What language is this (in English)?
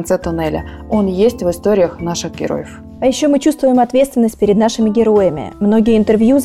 Russian